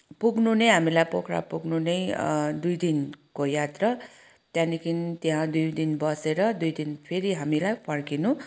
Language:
Nepali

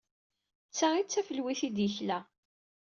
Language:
Kabyle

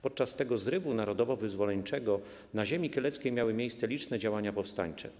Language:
Polish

